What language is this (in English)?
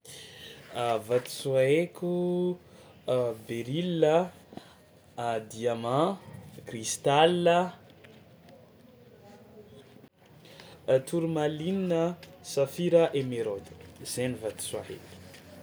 Tsimihety Malagasy